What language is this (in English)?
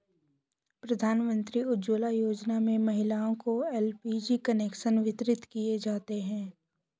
Hindi